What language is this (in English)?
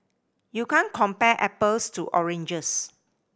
English